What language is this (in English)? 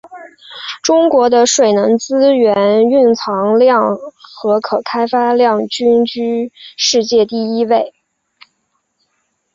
Chinese